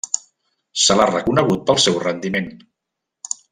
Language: Catalan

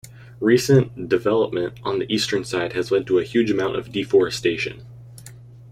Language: English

